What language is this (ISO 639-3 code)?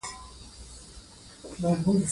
pus